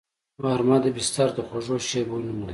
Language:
Pashto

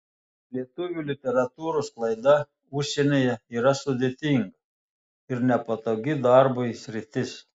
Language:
Lithuanian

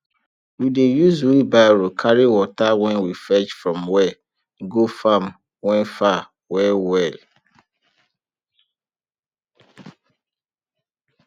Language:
Nigerian Pidgin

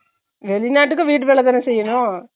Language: Tamil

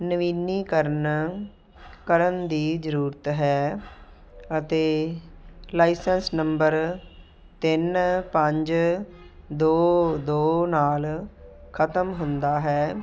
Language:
Punjabi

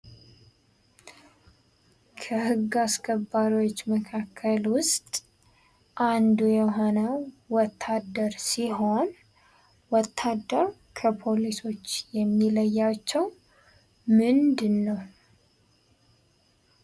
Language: Amharic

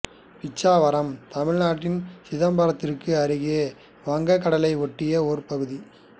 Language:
Tamil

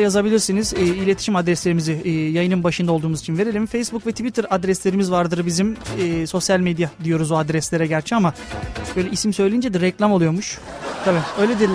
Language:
Turkish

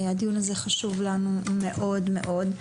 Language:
Hebrew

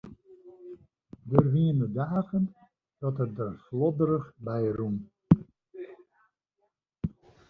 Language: Western Frisian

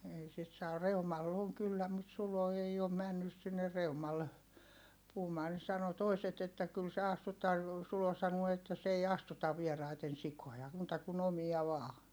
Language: Finnish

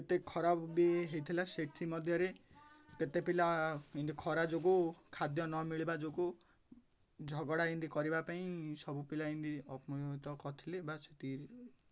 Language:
Odia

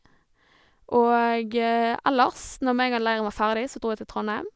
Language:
Norwegian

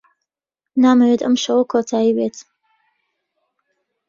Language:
Central Kurdish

